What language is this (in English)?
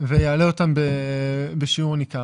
Hebrew